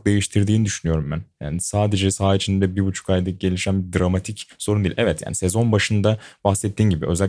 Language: Turkish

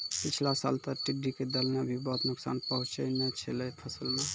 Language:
Maithili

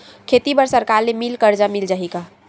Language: Chhattisgarhi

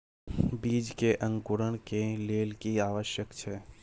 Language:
Maithili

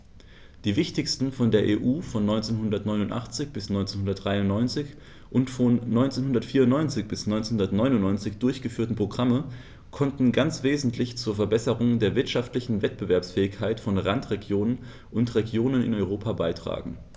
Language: German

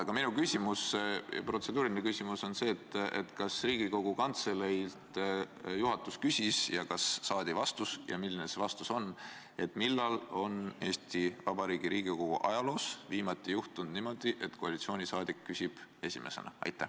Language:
Estonian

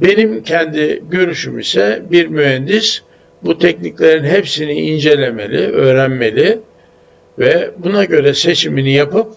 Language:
Turkish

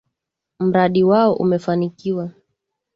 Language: Swahili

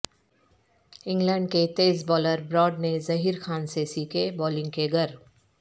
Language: Urdu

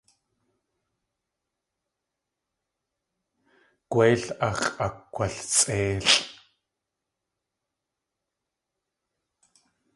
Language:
Tlingit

